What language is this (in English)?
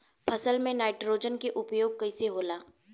Bhojpuri